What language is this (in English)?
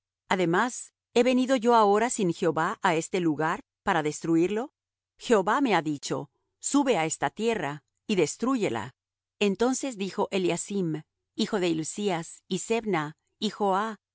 Spanish